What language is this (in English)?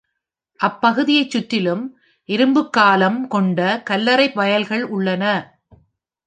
Tamil